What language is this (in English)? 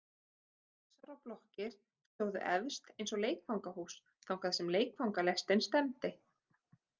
Icelandic